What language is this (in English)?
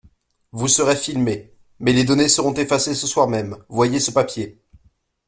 French